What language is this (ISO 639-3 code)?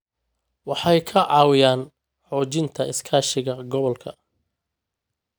som